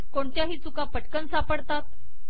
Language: Marathi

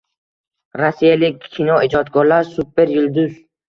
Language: Uzbek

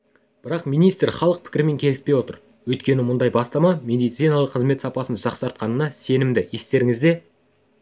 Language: Kazakh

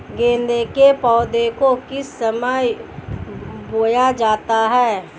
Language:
Hindi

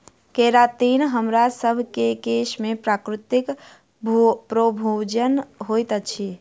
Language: Maithili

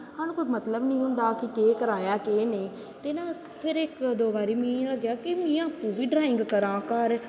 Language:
Dogri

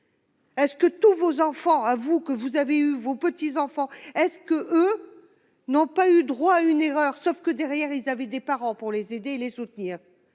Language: French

